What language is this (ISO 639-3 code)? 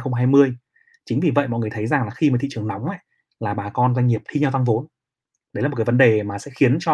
vie